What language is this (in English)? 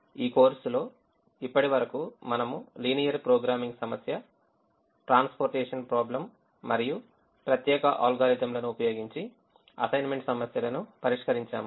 Telugu